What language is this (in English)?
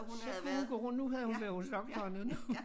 Danish